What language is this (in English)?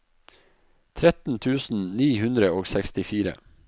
Norwegian